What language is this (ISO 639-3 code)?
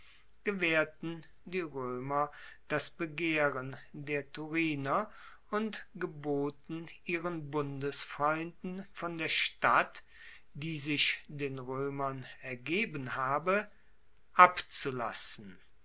deu